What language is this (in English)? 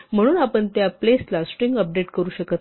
Marathi